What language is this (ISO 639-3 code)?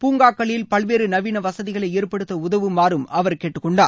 tam